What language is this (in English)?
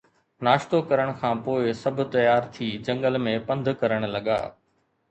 Sindhi